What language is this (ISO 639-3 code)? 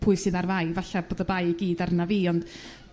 cym